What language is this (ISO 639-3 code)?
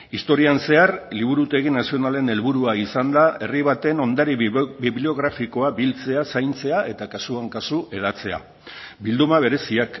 eus